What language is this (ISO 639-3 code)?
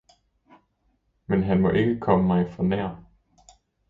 dan